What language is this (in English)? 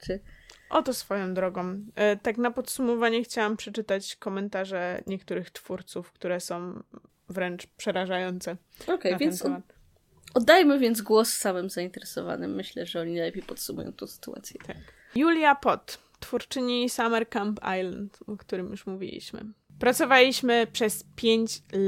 Polish